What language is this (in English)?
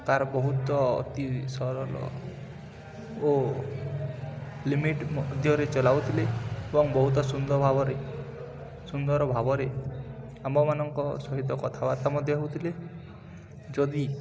Odia